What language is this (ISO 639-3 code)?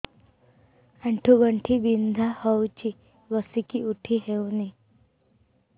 ori